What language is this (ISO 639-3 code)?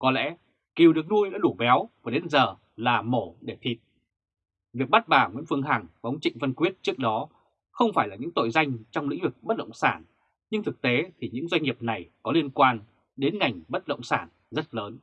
vie